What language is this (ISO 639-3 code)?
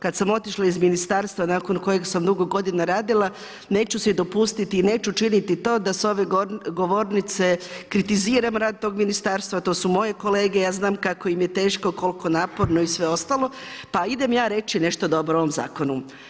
hrv